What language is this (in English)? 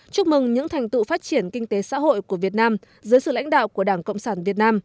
Vietnamese